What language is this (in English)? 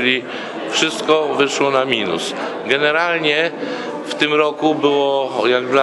Polish